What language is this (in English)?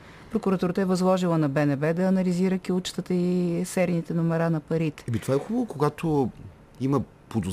Bulgarian